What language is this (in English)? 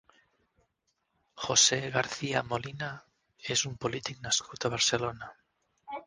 Catalan